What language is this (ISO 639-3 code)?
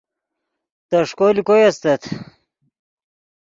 ydg